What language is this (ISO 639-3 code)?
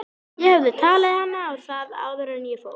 isl